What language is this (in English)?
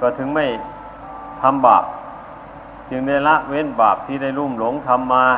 Thai